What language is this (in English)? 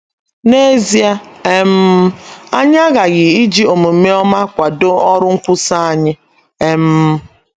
Igbo